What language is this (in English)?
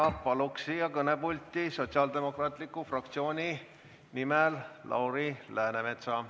Estonian